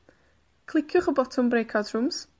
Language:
Welsh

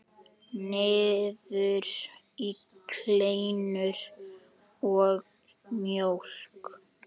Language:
Icelandic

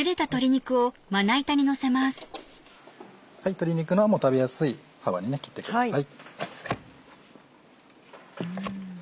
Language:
Japanese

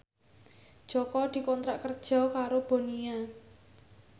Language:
Javanese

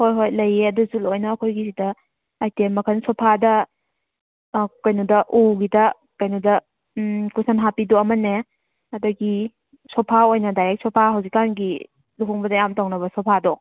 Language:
Manipuri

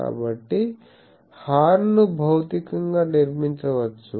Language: Telugu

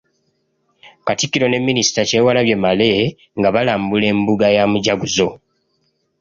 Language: Ganda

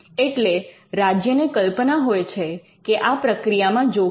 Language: Gujarati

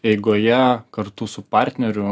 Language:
Lithuanian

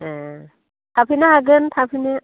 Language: Bodo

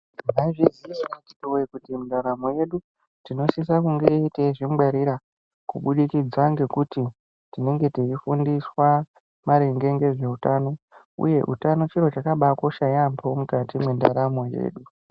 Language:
Ndau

